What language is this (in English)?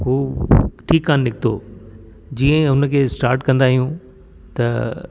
Sindhi